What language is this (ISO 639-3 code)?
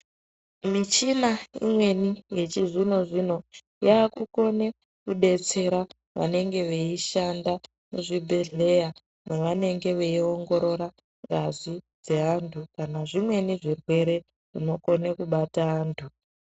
ndc